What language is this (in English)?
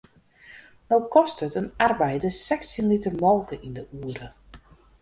Western Frisian